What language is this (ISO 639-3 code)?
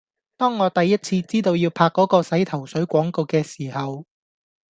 yue